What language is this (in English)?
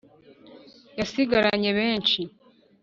Kinyarwanda